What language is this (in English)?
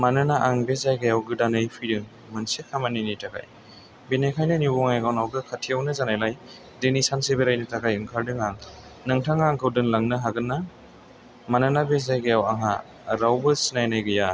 Bodo